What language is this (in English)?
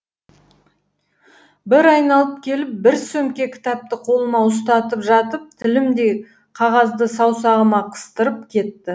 Kazakh